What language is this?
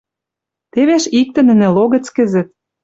Western Mari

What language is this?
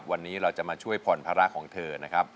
Thai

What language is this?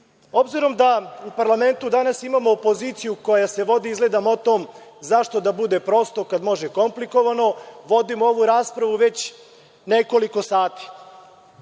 Serbian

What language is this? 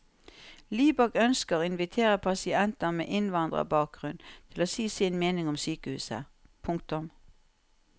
Norwegian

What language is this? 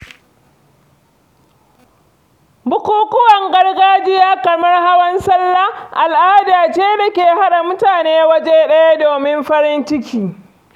Hausa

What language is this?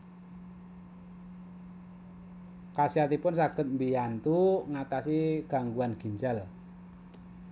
Javanese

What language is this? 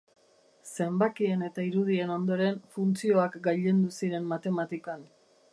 Basque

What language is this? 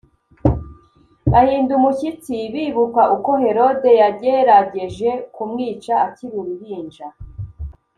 Kinyarwanda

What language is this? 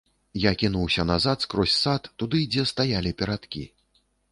Belarusian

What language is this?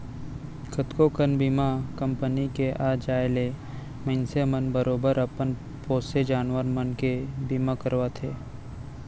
Chhattisgarhi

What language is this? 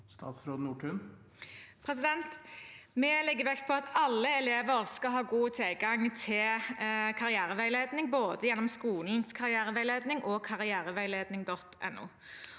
Norwegian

